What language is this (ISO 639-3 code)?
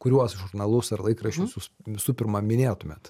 lit